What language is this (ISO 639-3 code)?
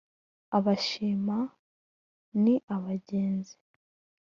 kin